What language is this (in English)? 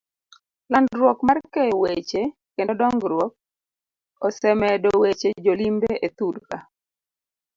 Luo (Kenya and Tanzania)